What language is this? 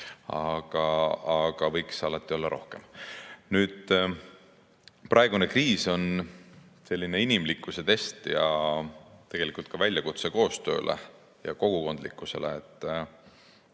Estonian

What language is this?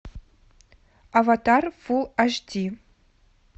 Russian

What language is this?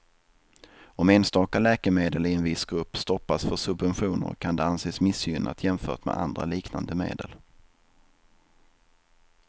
Swedish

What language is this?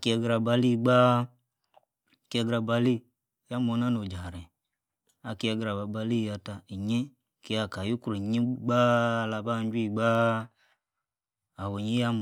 Yace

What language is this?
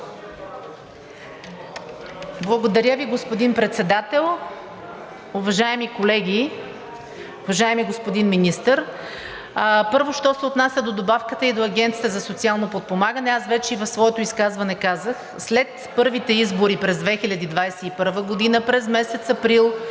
Bulgarian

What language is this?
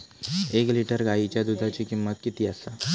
Marathi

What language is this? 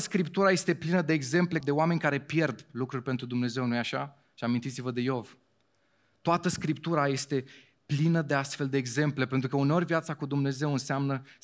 Romanian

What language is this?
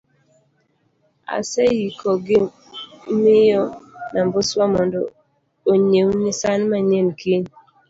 Luo (Kenya and Tanzania)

